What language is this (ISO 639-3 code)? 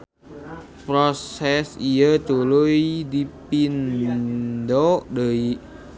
sun